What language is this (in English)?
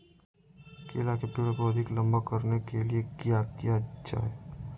Magahi